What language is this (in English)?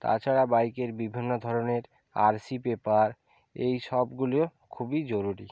Bangla